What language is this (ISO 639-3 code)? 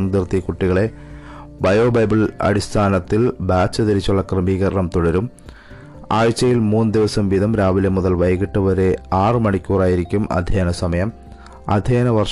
mal